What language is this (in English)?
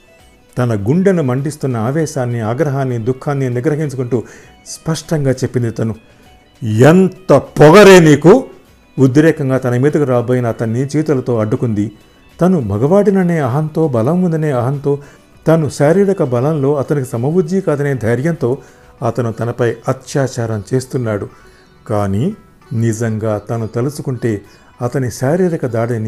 Telugu